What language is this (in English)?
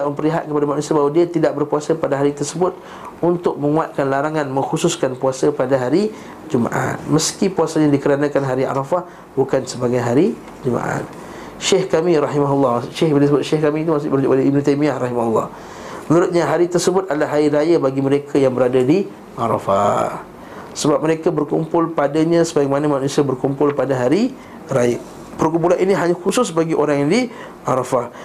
Malay